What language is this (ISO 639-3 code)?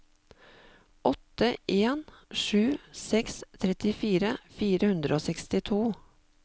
nor